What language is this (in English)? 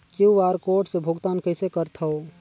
Chhattisgarhi